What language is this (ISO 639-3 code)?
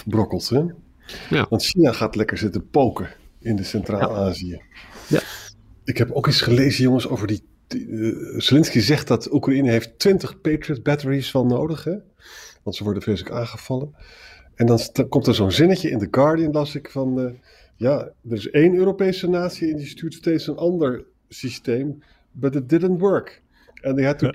nld